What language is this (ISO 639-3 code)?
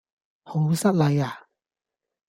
yue